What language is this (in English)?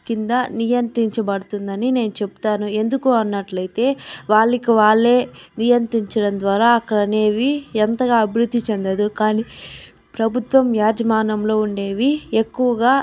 Telugu